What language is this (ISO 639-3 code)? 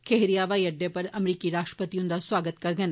doi